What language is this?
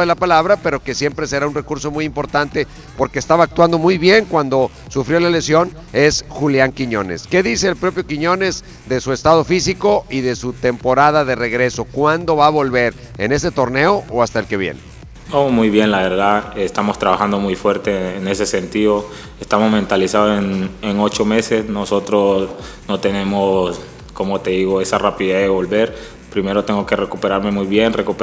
Spanish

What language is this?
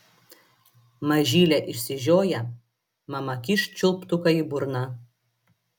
Lithuanian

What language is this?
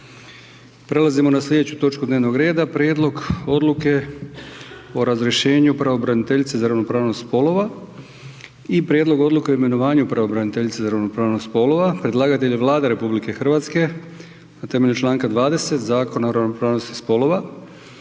Croatian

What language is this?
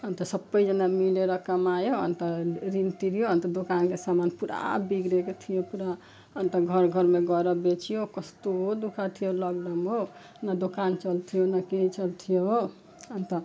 Nepali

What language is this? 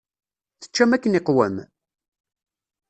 Kabyle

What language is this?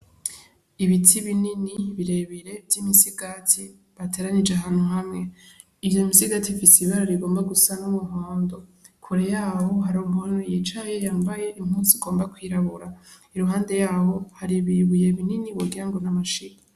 Rundi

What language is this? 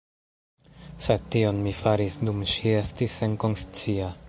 Esperanto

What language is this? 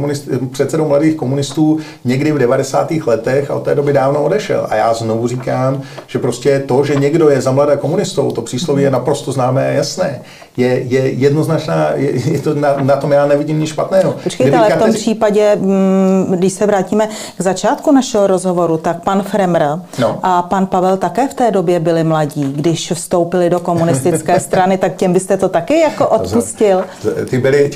Czech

